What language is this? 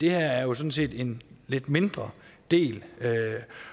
Danish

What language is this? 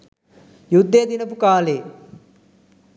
Sinhala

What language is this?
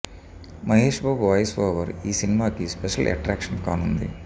Telugu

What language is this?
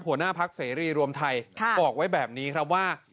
Thai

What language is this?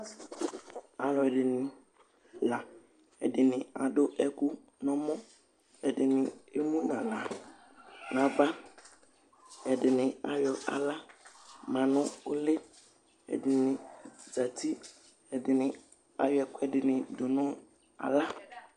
Ikposo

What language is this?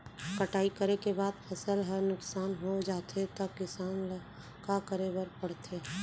Chhattisgarhi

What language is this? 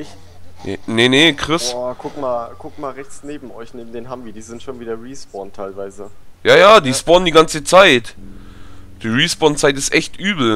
German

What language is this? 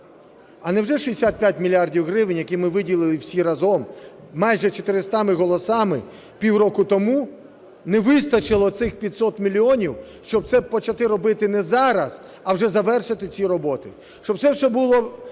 Ukrainian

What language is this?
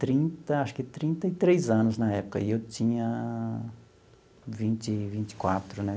Portuguese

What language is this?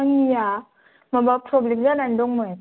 Bodo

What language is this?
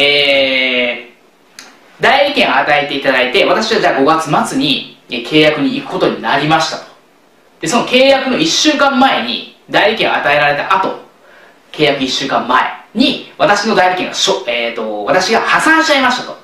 Japanese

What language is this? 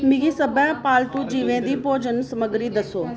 Dogri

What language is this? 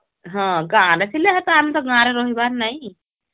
Odia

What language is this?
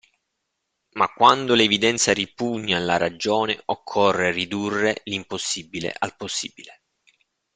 Italian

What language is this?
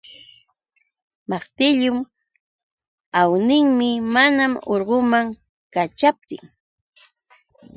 Yauyos Quechua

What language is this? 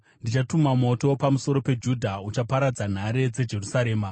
Shona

